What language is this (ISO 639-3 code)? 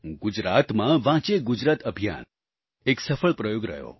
guj